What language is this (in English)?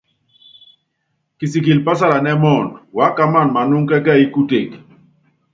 Yangben